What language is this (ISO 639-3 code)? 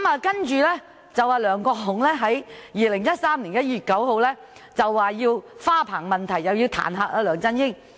yue